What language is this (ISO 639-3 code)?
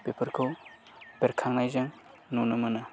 brx